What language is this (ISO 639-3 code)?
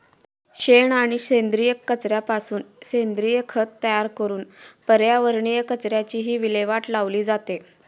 mar